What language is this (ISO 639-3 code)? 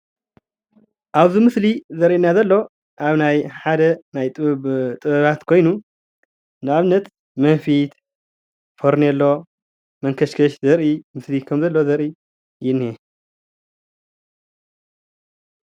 tir